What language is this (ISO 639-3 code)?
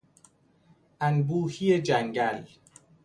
fas